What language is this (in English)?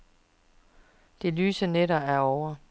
Danish